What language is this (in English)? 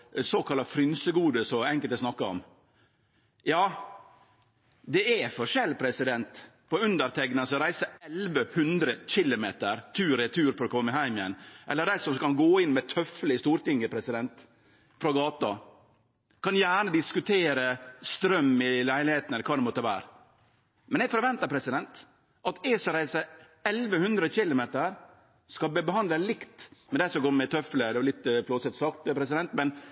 Norwegian Nynorsk